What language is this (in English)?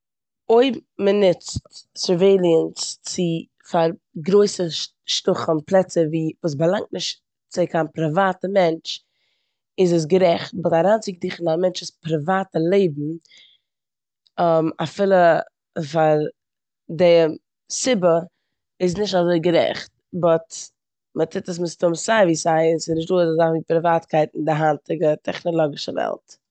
Yiddish